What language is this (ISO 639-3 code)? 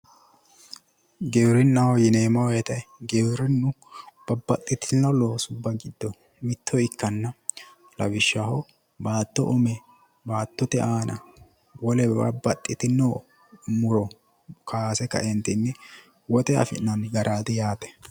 sid